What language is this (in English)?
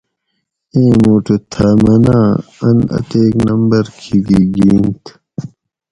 Gawri